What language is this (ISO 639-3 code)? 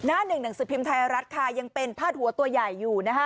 tha